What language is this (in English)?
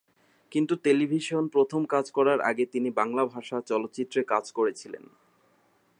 Bangla